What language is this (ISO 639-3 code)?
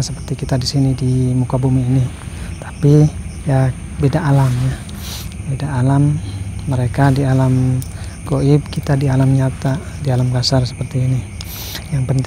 ind